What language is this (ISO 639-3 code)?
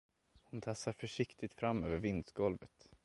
swe